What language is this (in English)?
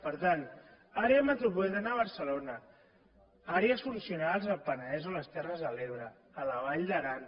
Catalan